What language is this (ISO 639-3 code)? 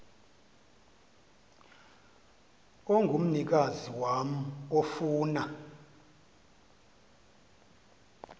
xho